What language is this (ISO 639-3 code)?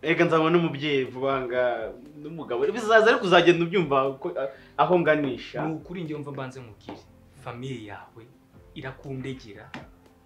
ron